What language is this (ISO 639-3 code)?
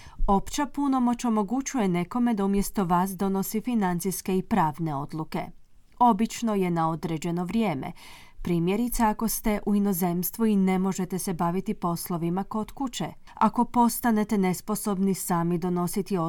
hrv